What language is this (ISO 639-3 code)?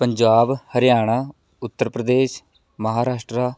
pan